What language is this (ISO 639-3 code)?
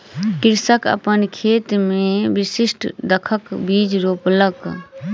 mai